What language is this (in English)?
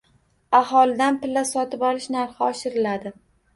Uzbek